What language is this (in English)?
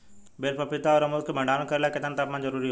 Bhojpuri